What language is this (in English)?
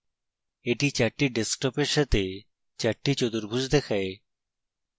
Bangla